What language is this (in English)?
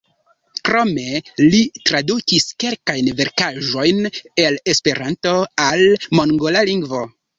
Esperanto